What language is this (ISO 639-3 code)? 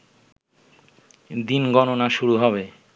ben